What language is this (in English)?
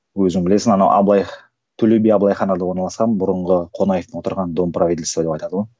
Kazakh